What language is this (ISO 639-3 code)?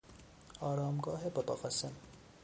fas